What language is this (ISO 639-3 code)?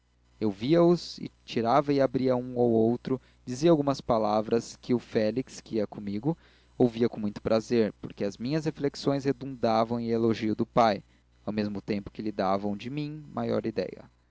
por